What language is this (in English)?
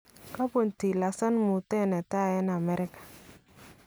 Kalenjin